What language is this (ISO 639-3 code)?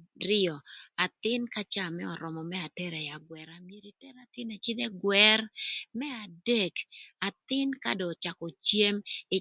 lth